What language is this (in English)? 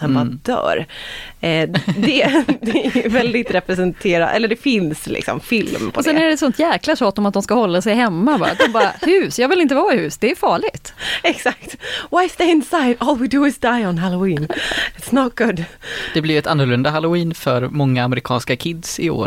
Swedish